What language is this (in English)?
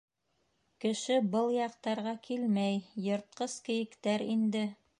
Bashkir